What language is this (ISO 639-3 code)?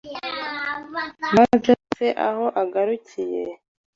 kin